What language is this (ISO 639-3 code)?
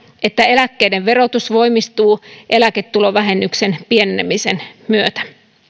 fin